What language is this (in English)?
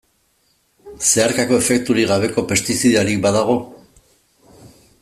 Basque